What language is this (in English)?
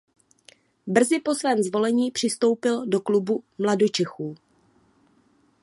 Czech